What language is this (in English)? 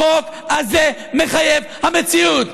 Hebrew